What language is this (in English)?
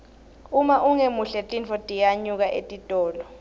Swati